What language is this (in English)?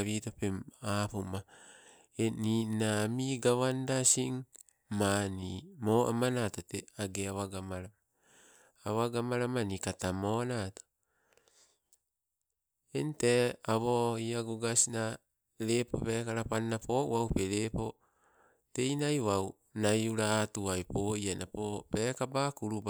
Sibe